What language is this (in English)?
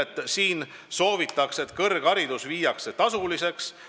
Estonian